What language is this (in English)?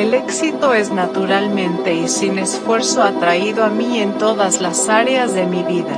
Spanish